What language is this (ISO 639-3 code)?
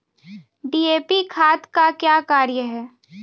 mai